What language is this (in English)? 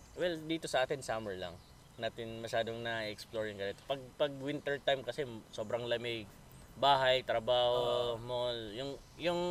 Filipino